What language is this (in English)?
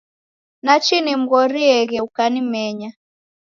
Taita